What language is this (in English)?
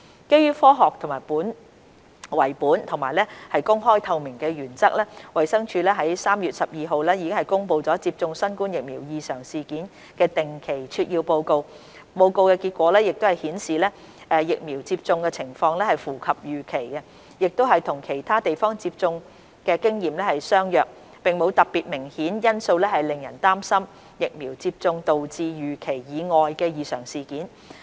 Cantonese